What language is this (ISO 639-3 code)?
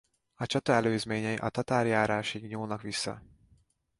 hun